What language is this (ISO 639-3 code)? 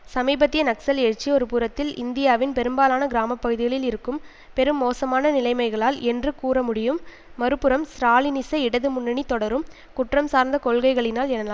tam